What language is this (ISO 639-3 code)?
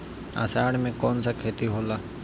bho